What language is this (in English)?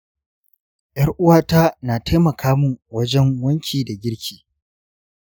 Hausa